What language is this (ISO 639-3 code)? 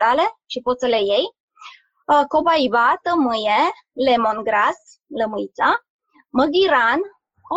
ron